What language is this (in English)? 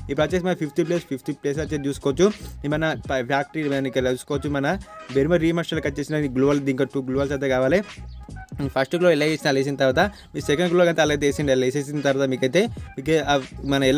Telugu